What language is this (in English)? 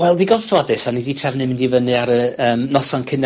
Welsh